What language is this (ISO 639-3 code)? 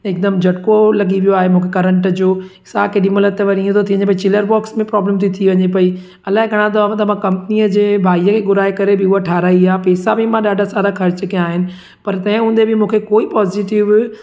snd